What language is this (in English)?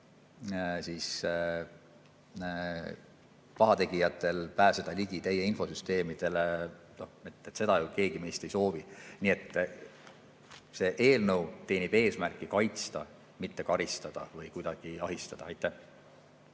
Estonian